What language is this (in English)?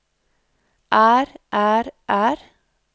Norwegian